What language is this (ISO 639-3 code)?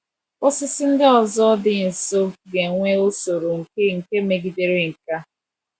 ibo